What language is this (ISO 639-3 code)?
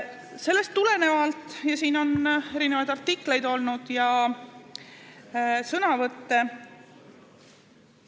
est